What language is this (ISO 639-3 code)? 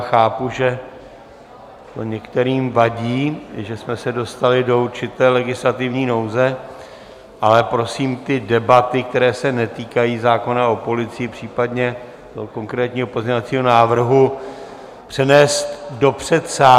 ces